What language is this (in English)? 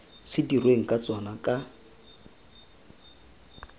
Tswana